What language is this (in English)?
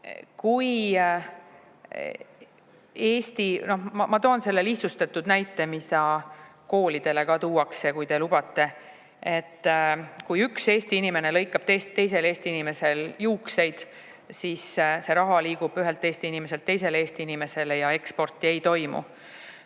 Estonian